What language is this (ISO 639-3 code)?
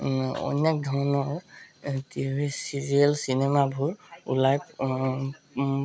asm